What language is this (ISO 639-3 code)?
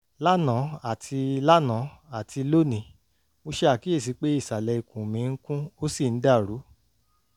yor